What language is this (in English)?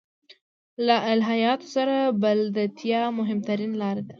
Pashto